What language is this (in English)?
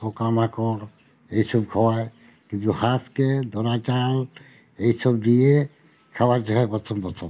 Bangla